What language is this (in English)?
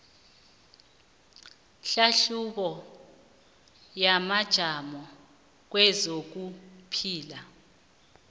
South Ndebele